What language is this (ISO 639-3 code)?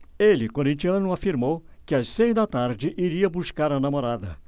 por